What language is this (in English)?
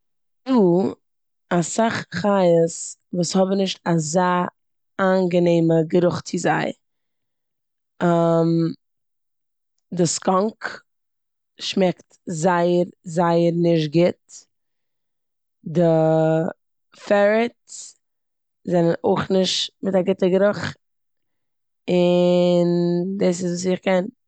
Yiddish